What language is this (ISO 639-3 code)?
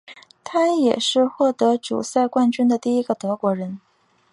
zho